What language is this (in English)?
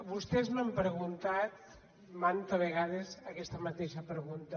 Catalan